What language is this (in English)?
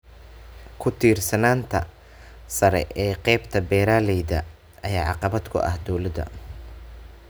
Somali